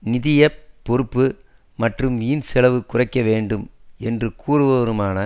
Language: Tamil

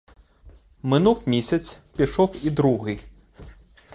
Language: Ukrainian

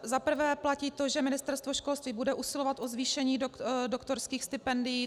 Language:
Czech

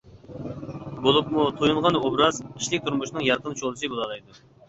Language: Uyghur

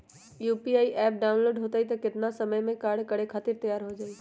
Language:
Magahi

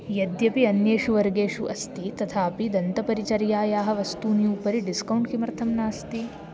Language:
Sanskrit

